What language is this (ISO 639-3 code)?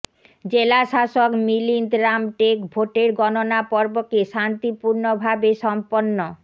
ben